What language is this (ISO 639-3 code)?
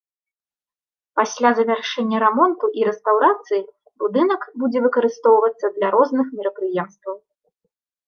bel